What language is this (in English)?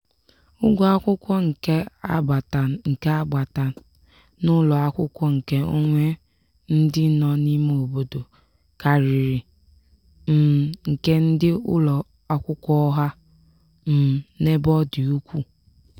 Igbo